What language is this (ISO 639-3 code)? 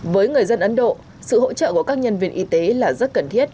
vie